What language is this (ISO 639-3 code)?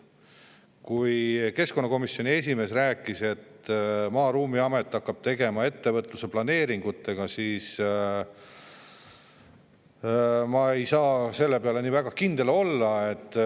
est